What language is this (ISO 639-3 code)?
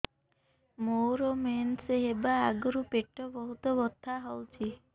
ori